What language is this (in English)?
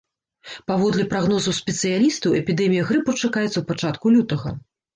Belarusian